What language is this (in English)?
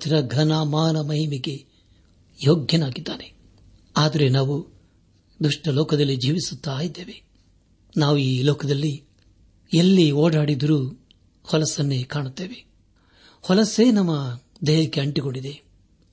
Kannada